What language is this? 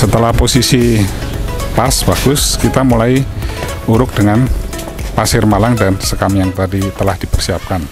Indonesian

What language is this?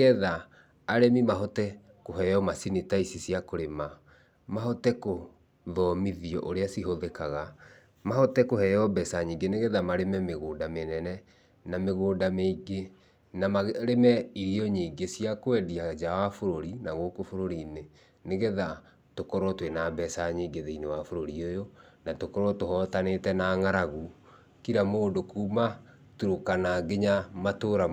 Kikuyu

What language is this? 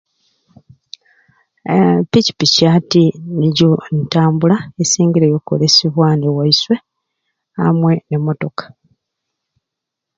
Ruuli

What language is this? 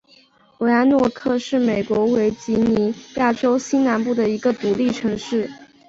Chinese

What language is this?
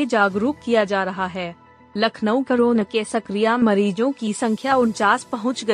Hindi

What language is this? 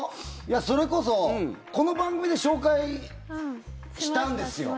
Japanese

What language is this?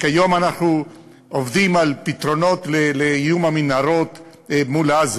Hebrew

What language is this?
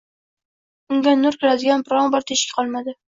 Uzbek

